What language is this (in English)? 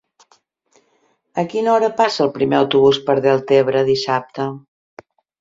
Catalan